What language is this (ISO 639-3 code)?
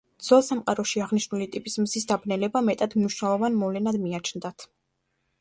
kat